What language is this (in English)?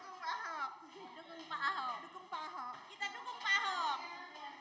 Indonesian